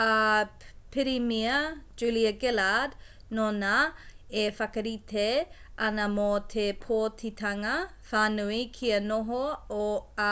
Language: Māori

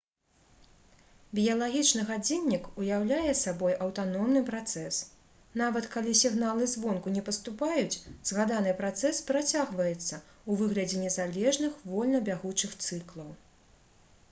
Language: Belarusian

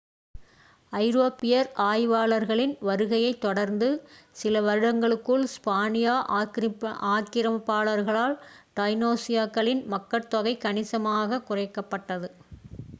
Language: Tamil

